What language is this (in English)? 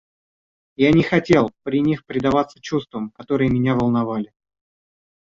Russian